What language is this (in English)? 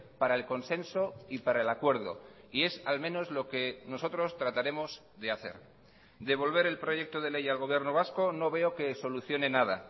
Spanish